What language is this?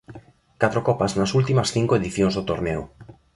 Galician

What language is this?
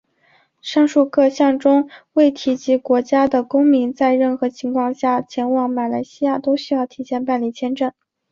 Chinese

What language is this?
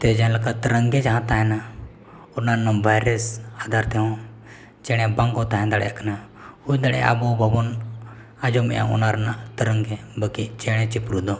Santali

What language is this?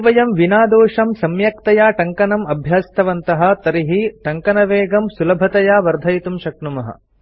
Sanskrit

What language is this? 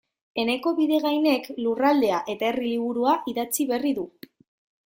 Basque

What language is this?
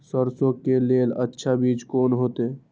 Maithili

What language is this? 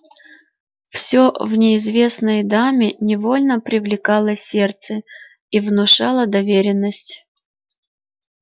Russian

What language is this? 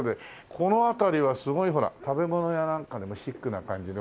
Japanese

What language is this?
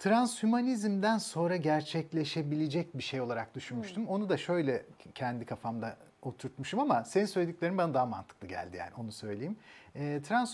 Turkish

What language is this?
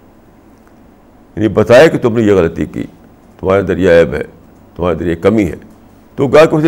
Urdu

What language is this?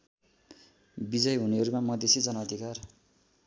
Nepali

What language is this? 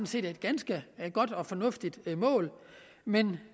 Danish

